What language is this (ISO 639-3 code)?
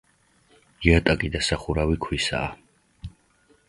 kat